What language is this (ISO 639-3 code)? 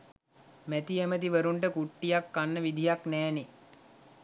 sin